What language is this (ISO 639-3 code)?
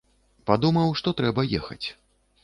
bel